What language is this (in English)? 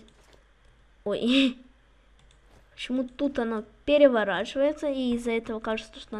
Russian